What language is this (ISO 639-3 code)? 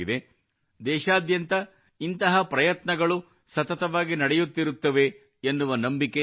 kan